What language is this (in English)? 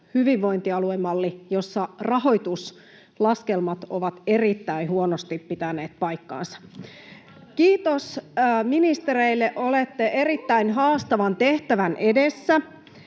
Finnish